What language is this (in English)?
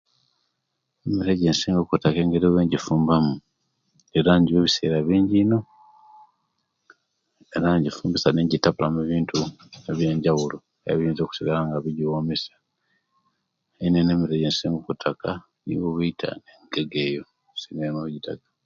Kenyi